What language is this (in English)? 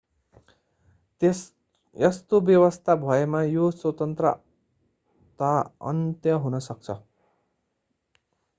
Nepali